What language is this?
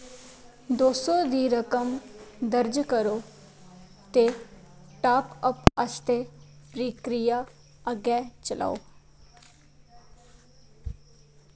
Dogri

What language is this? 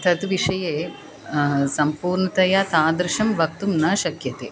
Sanskrit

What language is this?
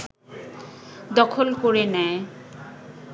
Bangla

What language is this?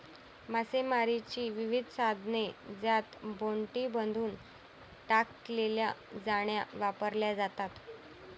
Marathi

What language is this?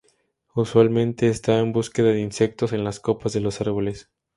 Spanish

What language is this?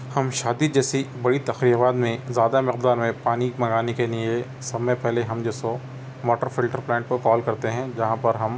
Urdu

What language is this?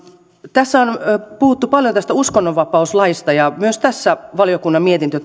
Finnish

